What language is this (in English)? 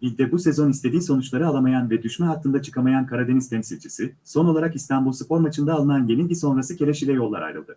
Turkish